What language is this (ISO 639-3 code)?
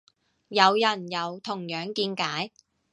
yue